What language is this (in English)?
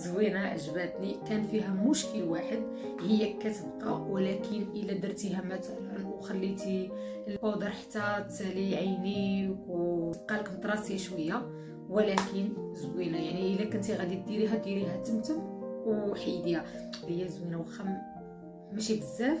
Arabic